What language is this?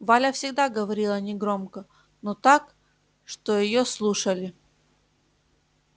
Russian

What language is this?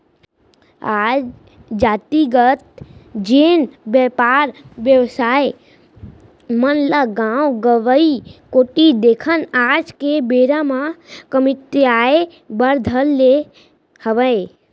Chhattisgarhi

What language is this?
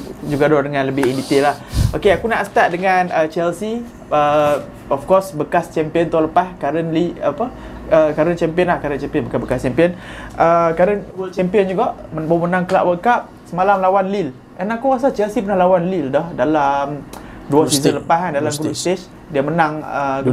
Malay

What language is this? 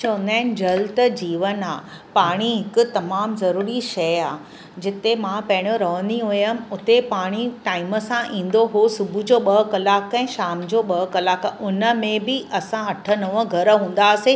Sindhi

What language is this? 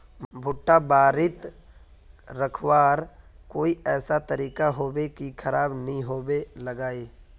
Magahi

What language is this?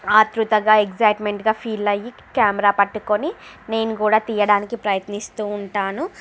Telugu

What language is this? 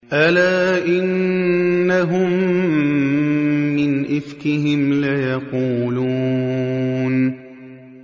Arabic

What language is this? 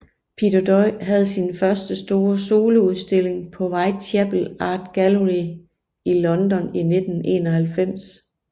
Danish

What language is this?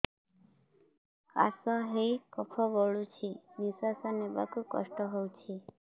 Odia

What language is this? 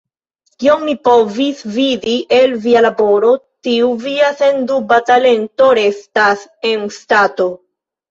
Esperanto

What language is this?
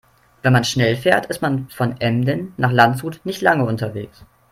German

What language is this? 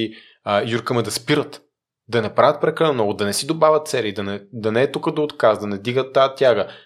Bulgarian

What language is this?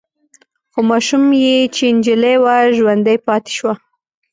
Pashto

